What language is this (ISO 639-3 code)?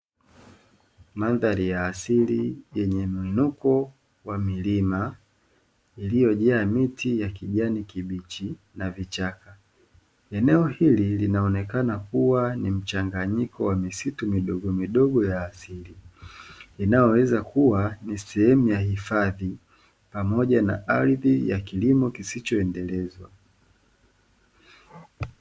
swa